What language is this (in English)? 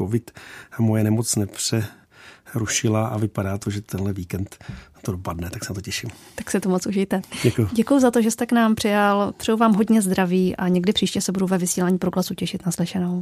Czech